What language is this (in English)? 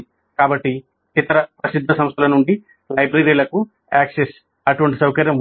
Telugu